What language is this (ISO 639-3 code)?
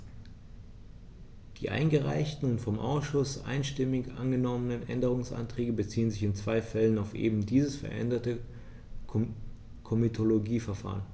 deu